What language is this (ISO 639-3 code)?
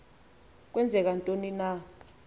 xho